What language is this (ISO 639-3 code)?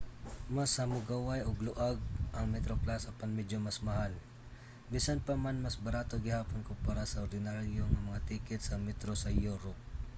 ceb